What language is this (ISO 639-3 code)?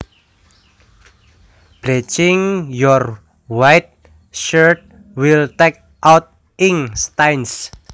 jav